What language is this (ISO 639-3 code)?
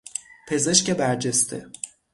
fas